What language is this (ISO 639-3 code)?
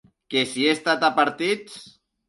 cat